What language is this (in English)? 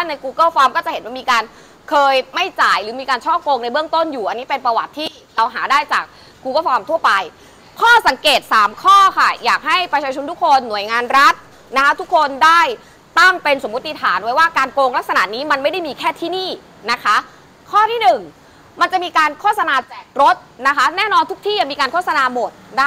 Thai